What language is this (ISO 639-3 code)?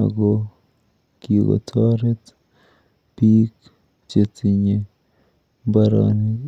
kln